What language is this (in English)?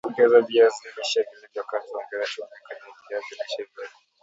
Swahili